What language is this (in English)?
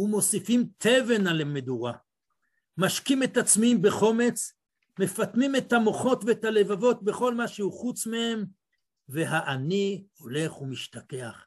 Hebrew